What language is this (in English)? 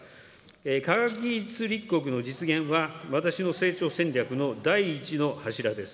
Japanese